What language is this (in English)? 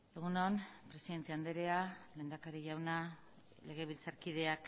Basque